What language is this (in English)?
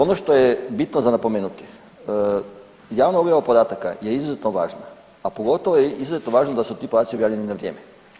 Croatian